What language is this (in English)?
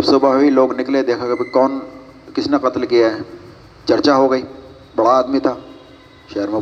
Urdu